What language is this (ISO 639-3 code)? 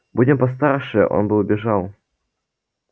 rus